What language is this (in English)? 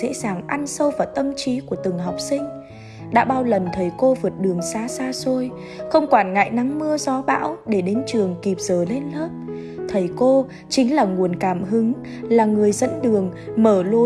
Vietnamese